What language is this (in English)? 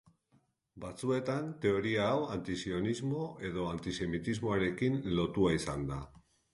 Basque